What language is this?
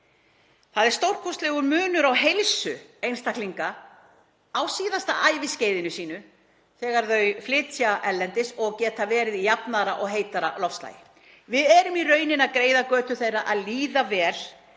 Icelandic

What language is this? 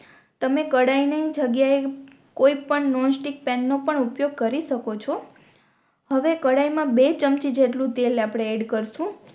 Gujarati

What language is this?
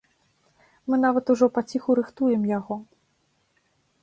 Belarusian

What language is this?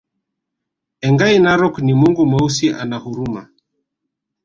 Swahili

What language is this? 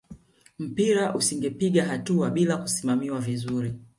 Swahili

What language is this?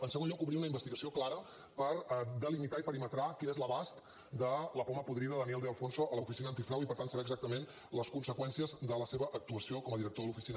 Catalan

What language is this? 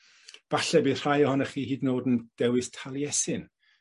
Welsh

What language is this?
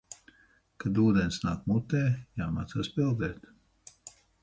Latvian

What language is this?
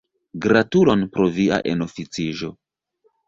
Esperanto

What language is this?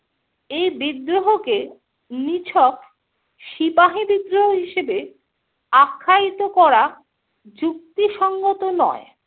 Bangla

